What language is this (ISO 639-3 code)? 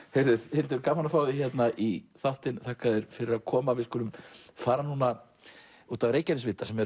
isl